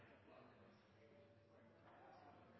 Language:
Norwegian Bokmål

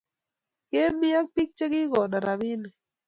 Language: Kalenjin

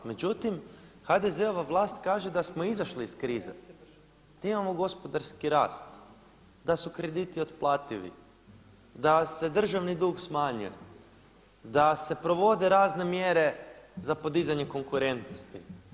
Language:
Croatian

